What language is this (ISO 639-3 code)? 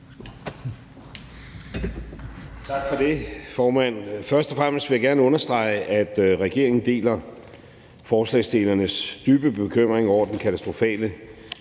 dan